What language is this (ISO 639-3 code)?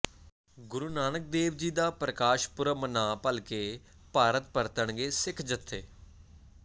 pan